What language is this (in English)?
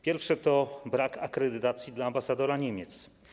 Polish